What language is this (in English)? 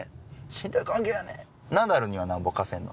Japanese